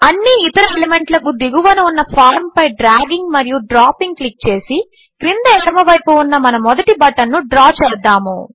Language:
Telugu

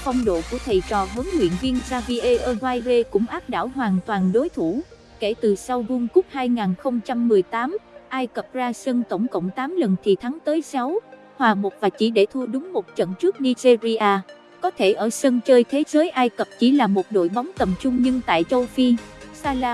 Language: Vietnamese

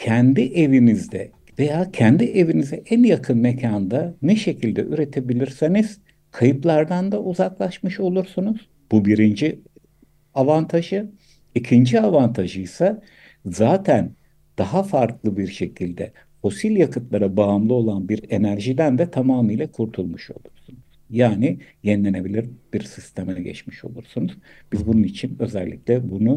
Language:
Turkish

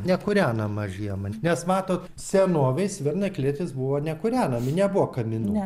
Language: Lithuanian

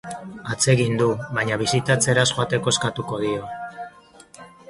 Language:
Basque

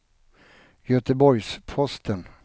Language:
Swedish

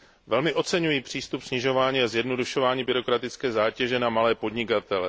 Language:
Czech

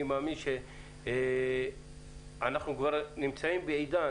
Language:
Hebrew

